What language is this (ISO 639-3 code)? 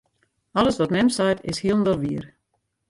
fry